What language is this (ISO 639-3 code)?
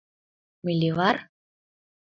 chm